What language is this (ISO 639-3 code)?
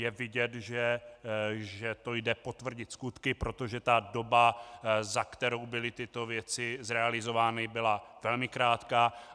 ces